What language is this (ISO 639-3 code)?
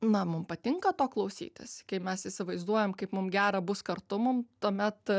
lit